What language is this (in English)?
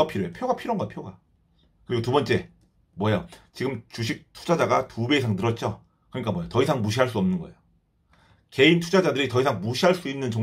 Korean